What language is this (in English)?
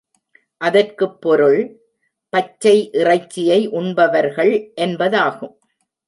Tamil